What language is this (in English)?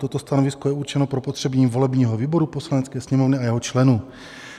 Czech